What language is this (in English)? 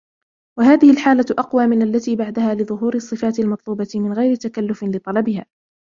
Arabic